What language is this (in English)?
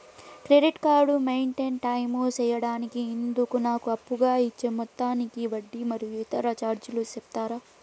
Telugu